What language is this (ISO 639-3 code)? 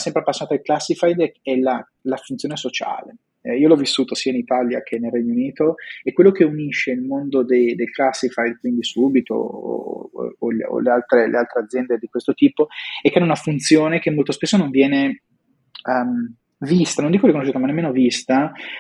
ita